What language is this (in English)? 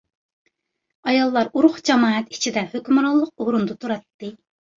Uyghur